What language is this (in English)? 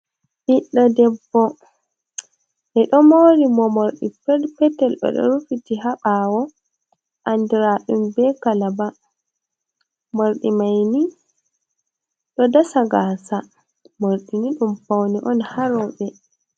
Fula